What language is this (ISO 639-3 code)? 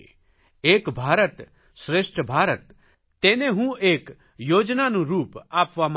guj